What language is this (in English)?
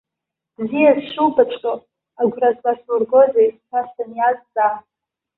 Abkhazian